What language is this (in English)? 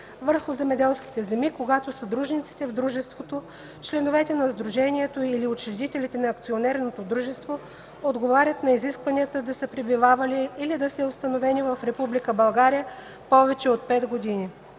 Bulgarian